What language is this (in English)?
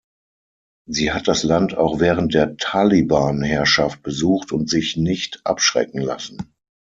German